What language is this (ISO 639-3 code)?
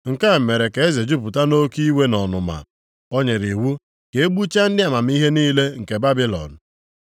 ibo